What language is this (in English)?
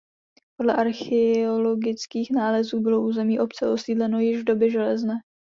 Czech